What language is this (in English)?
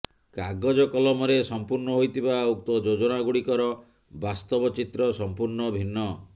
Odia